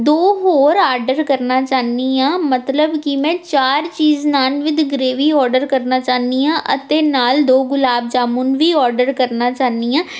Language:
Punjabi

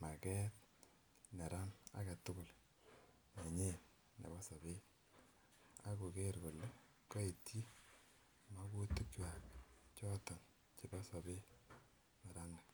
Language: Kalenjin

